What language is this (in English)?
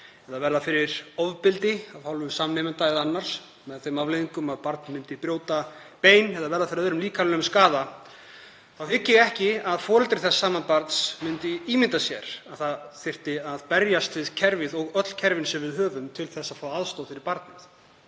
Icelandic